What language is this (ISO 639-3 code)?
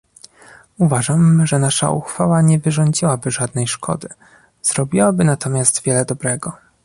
pol